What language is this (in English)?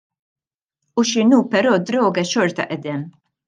Maltese